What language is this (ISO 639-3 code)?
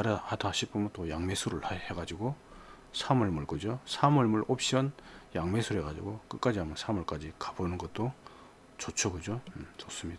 kor